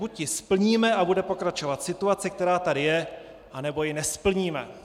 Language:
Czech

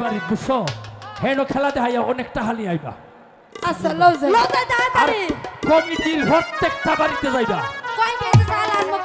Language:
Bangla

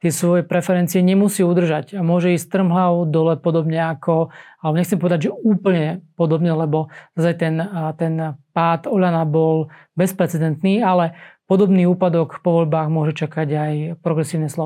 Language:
Slovak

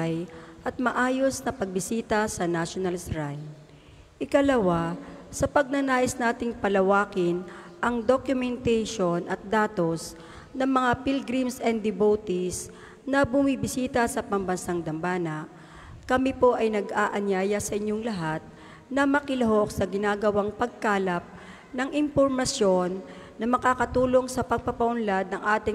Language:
Filipino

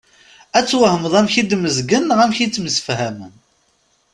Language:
Kabyle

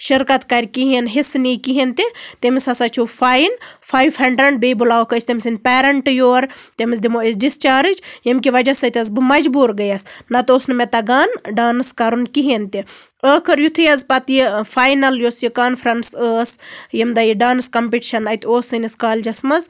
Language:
Kashmiri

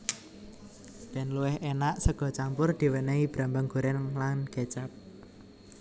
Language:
Javanese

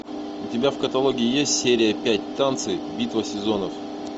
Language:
Russian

